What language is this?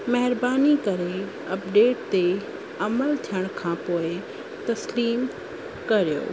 Sindhi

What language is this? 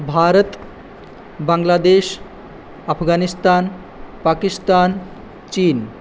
Sanskrit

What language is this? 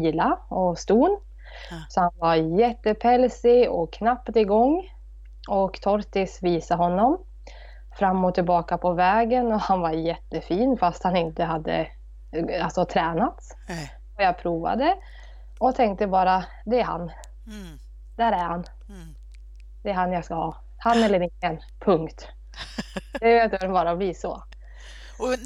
Swedish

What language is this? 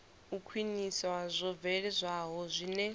Venda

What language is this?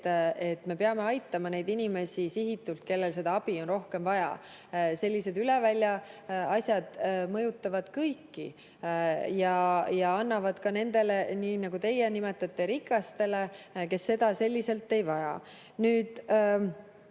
Estonian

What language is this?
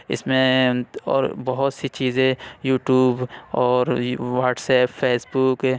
Urdu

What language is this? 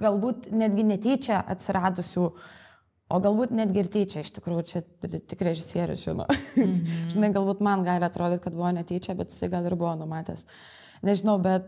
Lithuanian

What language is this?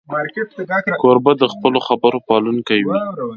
Pashto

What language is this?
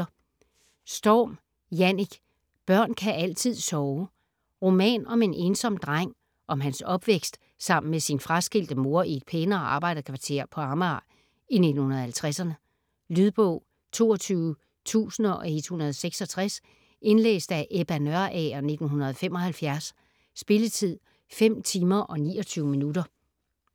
Danish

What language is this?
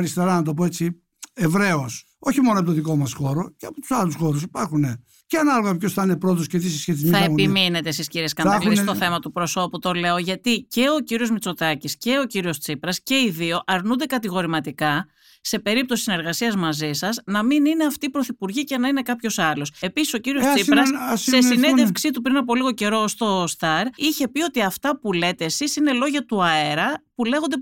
Greek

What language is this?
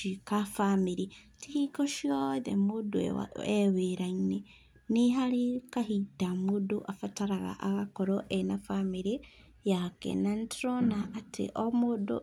Kikuyu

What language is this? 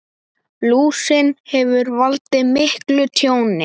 Icelandic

